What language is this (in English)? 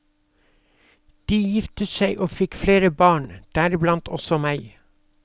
Norwegian